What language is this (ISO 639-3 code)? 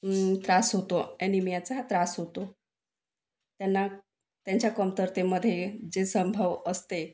mar